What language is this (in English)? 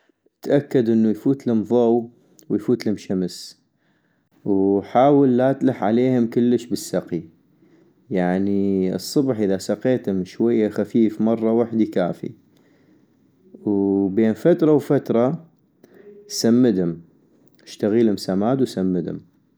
North Mesopotamian Arabic